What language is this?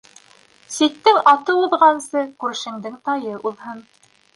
Bashkir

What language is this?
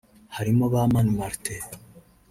Kinyarwanda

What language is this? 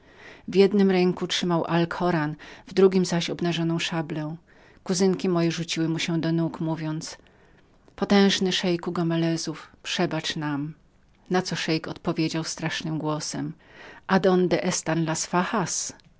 Polish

